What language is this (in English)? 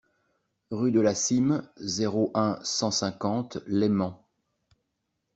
French